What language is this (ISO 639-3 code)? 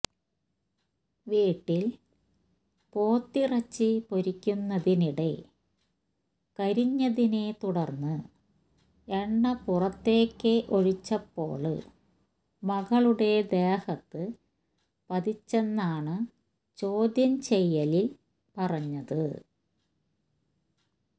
mal